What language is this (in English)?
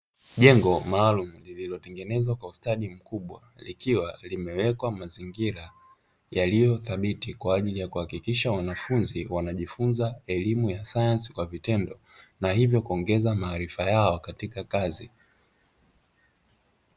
Swahili